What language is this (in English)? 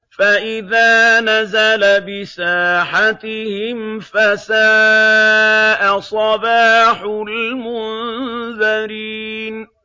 Arabic